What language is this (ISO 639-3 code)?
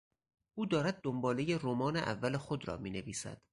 fas